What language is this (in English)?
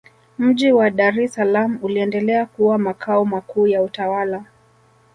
Swahili